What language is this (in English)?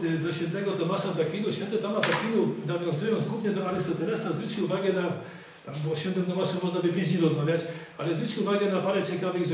Polish